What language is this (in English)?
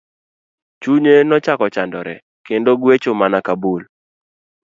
Luo (Kenya and Tanzania)